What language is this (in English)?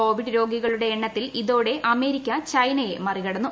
Malayalam